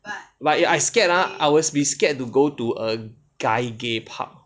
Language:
English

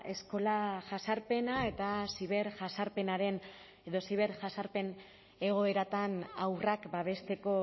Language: Basque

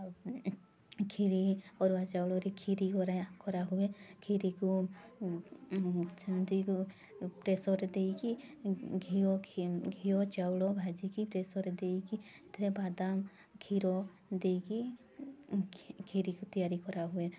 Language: Odia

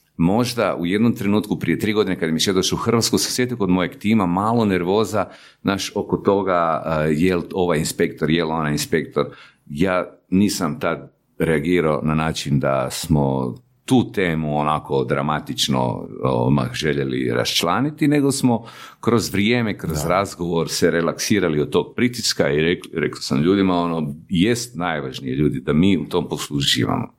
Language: Croatian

